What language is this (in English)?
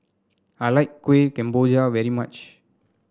English